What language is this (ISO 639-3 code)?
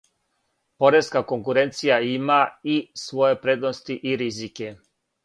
srp